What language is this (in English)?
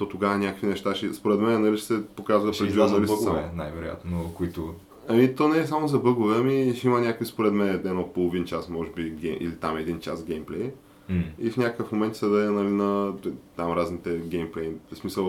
Bulgarian